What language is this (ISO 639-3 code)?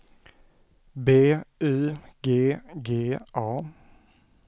swe